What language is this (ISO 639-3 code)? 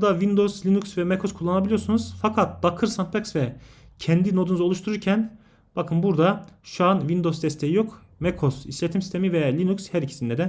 tur